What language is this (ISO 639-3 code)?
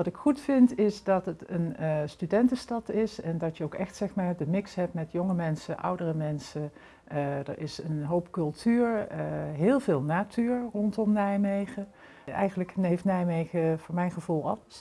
nld